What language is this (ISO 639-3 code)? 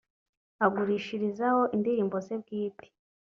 kin